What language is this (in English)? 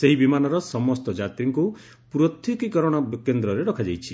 Odia